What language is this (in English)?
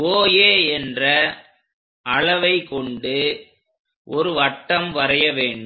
Tamil